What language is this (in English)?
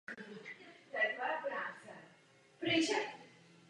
Czech